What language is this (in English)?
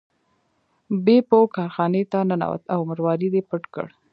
Pashto